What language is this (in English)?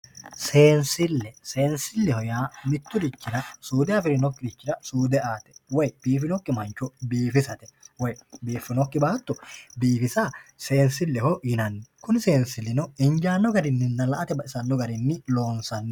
Sidamo